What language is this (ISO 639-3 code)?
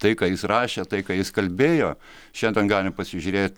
lit